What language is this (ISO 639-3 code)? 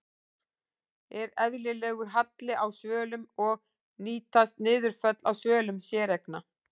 isl